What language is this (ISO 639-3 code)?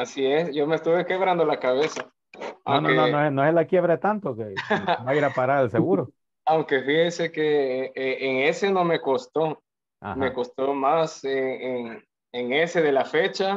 spa